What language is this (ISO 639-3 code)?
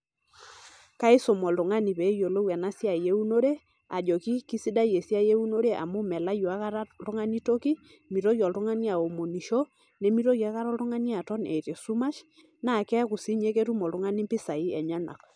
mas